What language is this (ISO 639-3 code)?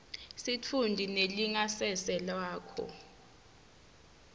ssw